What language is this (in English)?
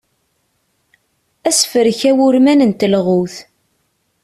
Kabyle